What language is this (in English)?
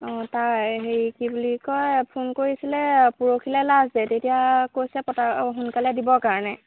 Assamese